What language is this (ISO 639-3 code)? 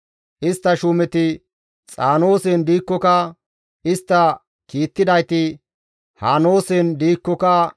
gmv